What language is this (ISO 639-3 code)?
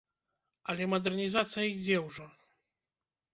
bel